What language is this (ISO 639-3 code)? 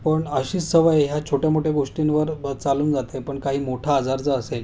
mar